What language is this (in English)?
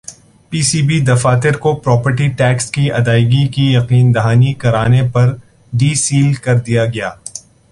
Urdu